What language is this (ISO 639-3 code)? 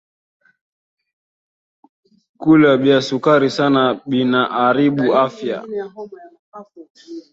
swa